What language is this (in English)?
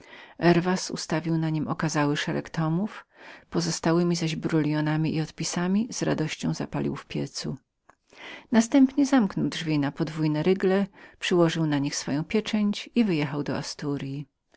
Polish